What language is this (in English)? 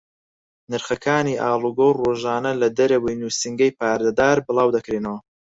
Central Kurdish